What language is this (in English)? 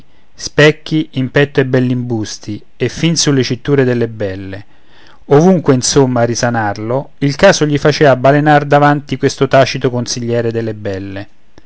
Italian